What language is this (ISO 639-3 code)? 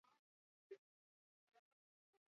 eus